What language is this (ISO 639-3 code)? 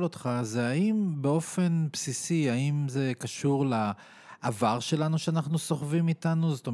heb